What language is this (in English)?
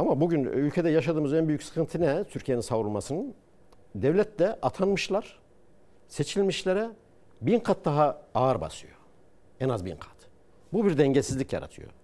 Turkish